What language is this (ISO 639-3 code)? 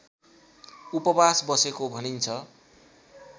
nep